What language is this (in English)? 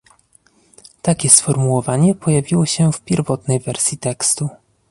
Polish